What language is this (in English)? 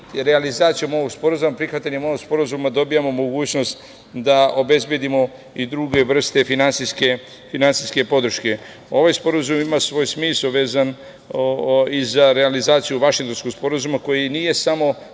Serbian